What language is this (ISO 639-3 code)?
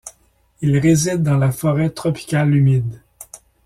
fra